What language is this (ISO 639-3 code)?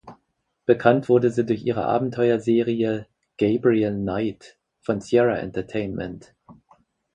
deu